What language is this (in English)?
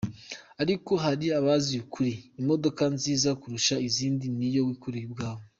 Kinyarwanda